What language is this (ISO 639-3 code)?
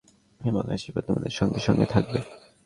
ben